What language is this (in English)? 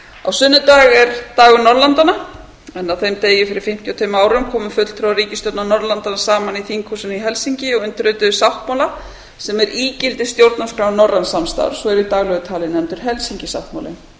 Icelandic